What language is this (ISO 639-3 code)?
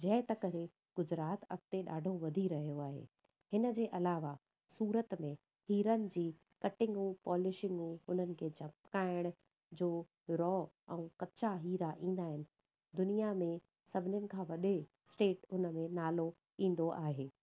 snd